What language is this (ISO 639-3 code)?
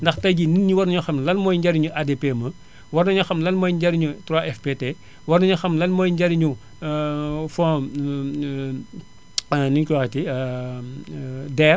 wol